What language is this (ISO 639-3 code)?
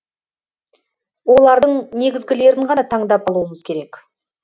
kaz